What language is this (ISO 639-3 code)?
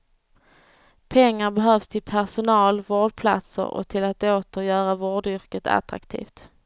swe